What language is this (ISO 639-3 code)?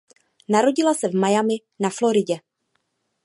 ces